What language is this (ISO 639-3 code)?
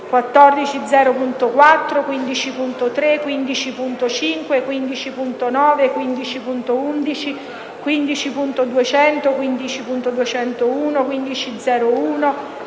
ita